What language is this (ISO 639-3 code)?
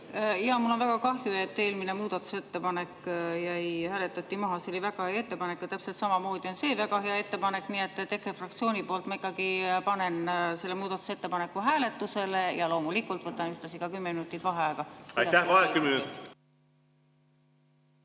est